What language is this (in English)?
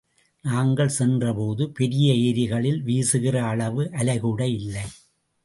Tamil